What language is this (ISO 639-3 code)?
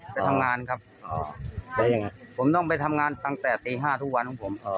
tha